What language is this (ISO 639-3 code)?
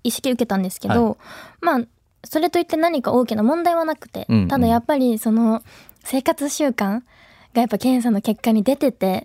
jpn